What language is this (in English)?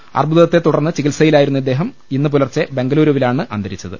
Malayalam